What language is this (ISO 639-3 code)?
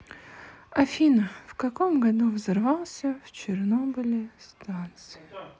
rus